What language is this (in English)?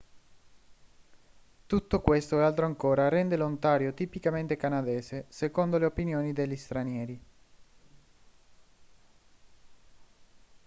Italian